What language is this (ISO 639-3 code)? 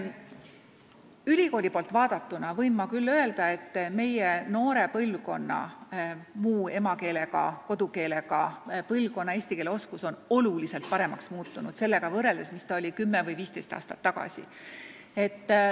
est